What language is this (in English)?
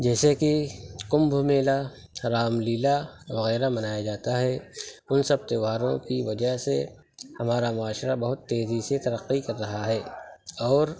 Urdu